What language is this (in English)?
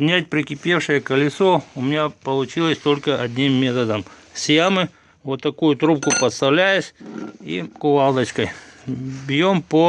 Russian